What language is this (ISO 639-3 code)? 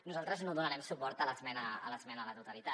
cat